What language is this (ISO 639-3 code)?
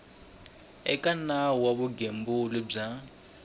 tso